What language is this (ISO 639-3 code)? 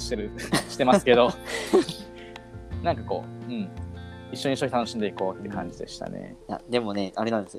jpn